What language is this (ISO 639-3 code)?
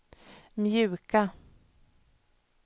swe